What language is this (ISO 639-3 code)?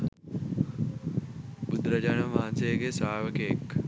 sin